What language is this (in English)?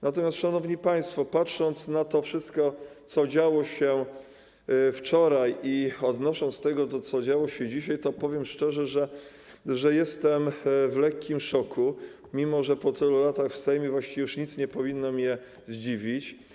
Polish